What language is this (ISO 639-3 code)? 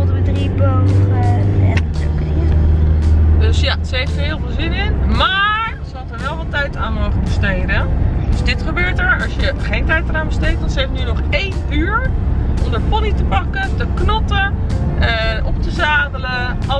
nld